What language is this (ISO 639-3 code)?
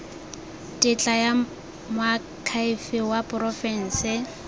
tsn